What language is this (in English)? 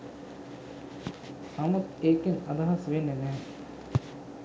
Sinhala